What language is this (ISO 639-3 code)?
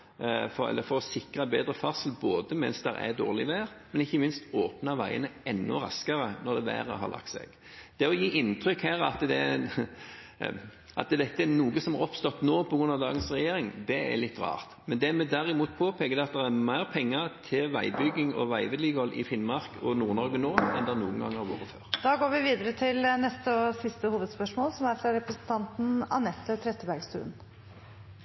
nor